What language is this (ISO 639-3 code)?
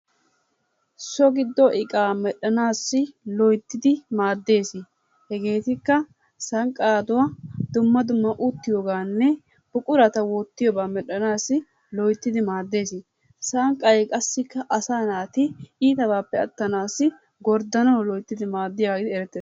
wal